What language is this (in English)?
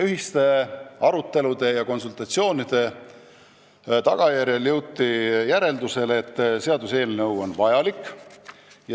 Estonian